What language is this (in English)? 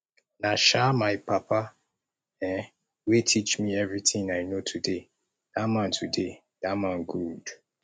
Nigerian Pidgin